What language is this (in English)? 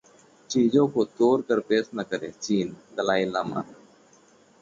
Hindi